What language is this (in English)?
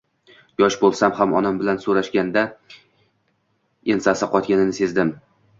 Uzbek